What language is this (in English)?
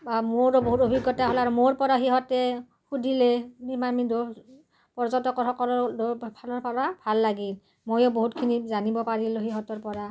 Assamese